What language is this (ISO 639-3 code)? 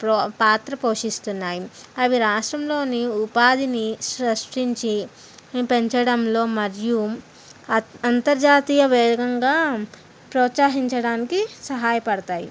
tel